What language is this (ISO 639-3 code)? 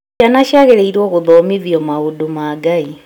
kik